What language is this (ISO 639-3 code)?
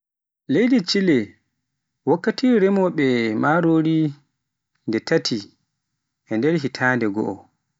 fuf